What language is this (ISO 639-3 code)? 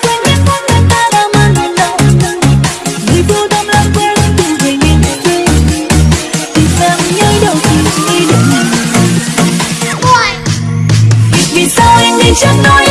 vie